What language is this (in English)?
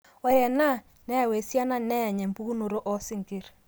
Masai